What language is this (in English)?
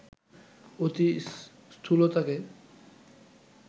Bangla